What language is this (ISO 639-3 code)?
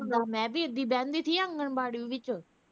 pan